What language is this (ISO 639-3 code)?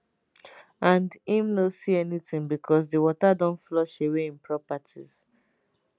pcm